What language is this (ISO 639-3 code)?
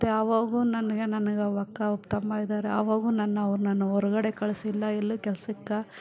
kan